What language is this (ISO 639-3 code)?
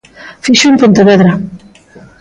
glg